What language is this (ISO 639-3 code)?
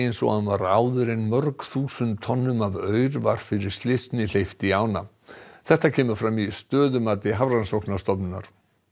isl